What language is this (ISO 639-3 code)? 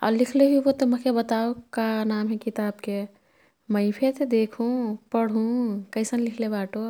tkt